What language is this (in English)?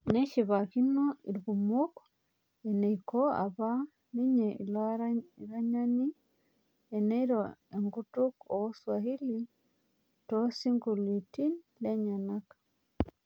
Masai